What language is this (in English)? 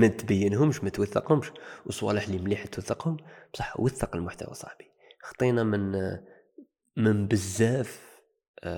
Arabic